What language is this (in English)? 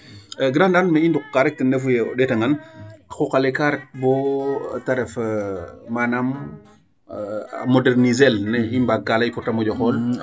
Serer